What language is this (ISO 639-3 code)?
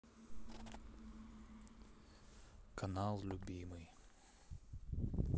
rus